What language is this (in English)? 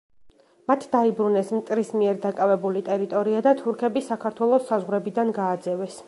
Georgian